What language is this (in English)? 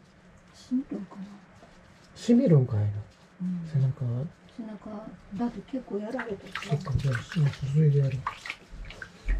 Japanese